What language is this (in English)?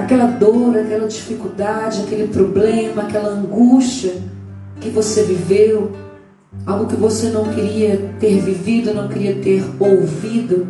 Portuguese